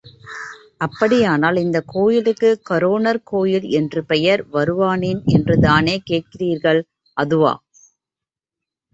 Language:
Tamil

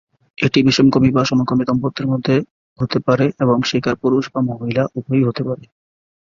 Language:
Bangla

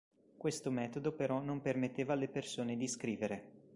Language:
Italian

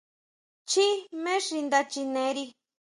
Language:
Huautla Mazatec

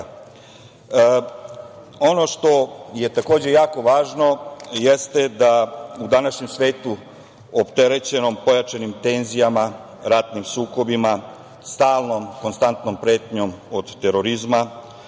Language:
Serbian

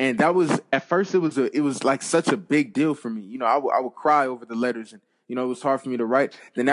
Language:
English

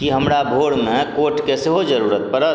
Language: Maithili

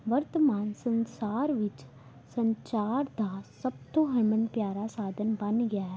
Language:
Punjabi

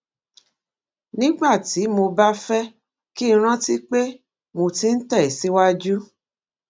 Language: Yoruba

